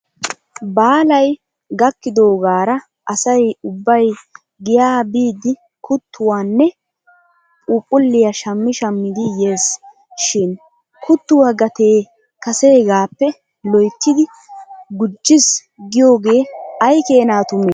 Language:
Wolaytta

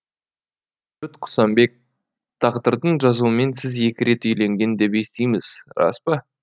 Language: Kazakh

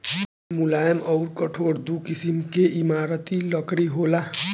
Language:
Bhojpuri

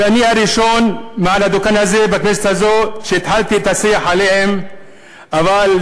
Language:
Hebrew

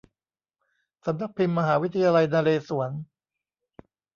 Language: Thai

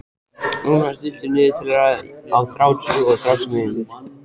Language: Icelandic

